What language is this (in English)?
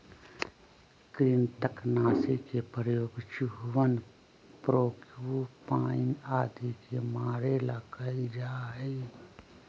Magahi